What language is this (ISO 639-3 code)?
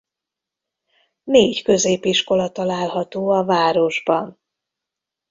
hun